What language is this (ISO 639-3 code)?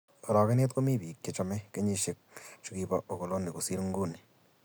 kln